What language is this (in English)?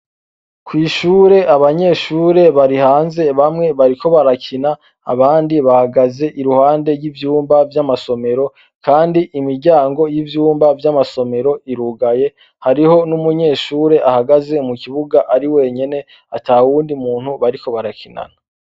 Rundi